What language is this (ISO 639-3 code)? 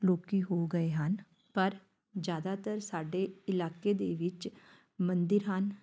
pan